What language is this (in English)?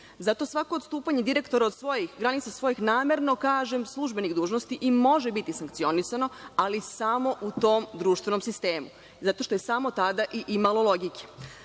Serbian